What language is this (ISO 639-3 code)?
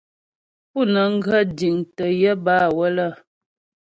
bbj